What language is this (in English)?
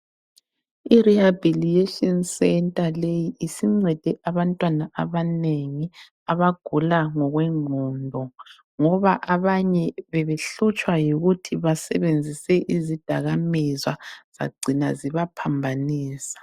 North Ndebele